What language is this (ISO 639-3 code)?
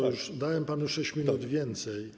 pol